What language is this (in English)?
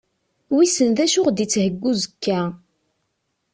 Kabyle